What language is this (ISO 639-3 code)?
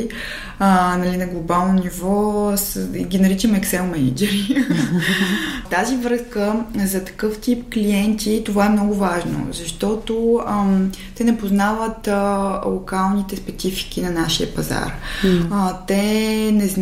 bul